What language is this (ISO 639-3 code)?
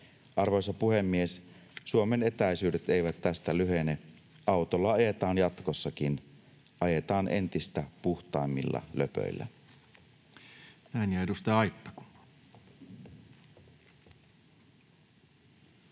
fin